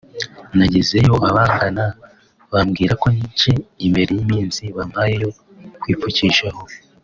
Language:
Kinyarwanda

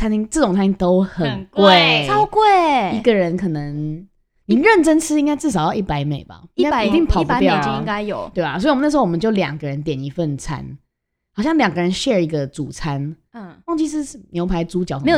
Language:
Chinese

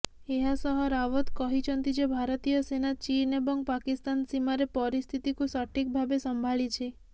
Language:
Odia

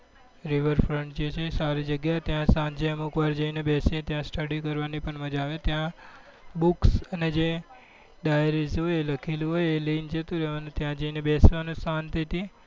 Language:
Gujarati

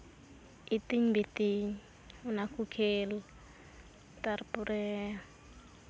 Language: Santali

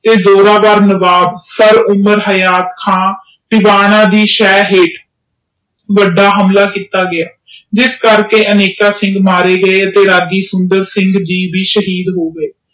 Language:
Punjabi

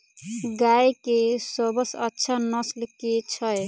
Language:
Maithili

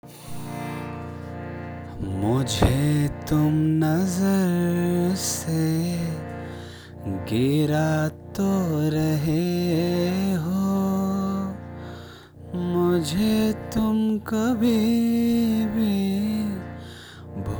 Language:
Hindi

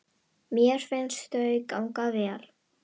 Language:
Icelandic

